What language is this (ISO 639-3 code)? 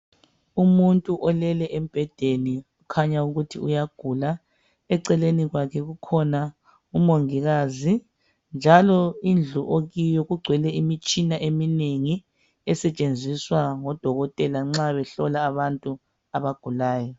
nde